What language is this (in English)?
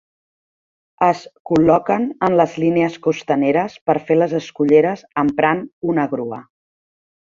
Catalan